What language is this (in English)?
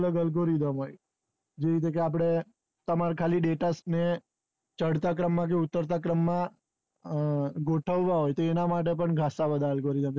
Gujarati